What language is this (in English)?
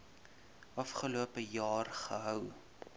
Afrikaans